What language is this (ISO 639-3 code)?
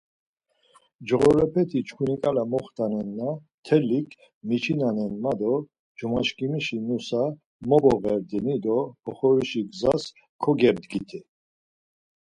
lzz